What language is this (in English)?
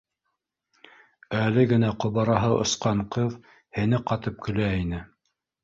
Bashkir